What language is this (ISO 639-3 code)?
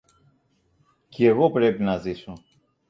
ell